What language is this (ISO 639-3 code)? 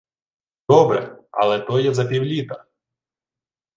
ukr